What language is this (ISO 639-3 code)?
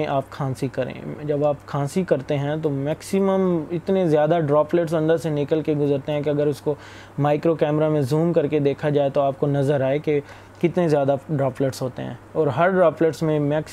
urd